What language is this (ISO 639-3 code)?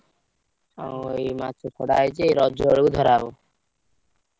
ori